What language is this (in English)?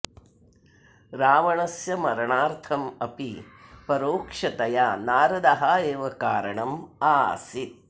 Sanskrit